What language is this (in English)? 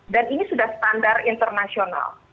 Indonesian